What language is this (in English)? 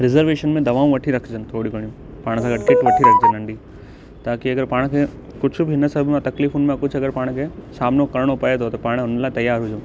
Sindhi